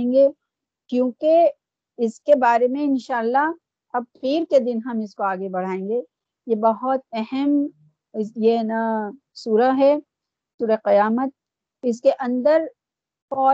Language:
Urdu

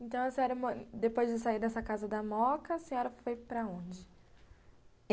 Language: Portuguese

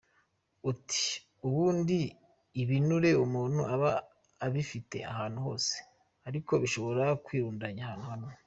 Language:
Kinyarwanda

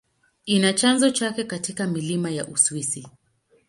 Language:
Swahili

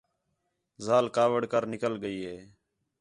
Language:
Khetrani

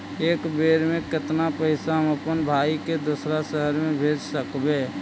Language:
Magahi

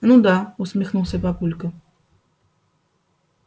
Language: Russian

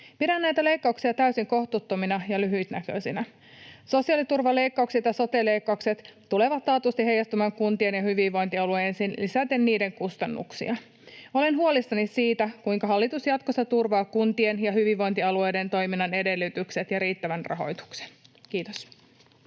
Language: Finnish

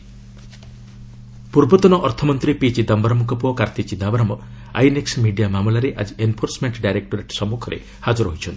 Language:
Odia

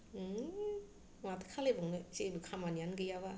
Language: Bodo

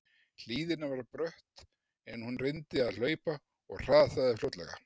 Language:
Icelandic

